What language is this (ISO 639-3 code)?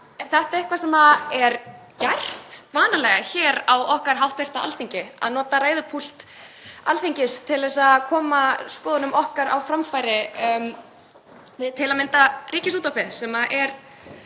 isl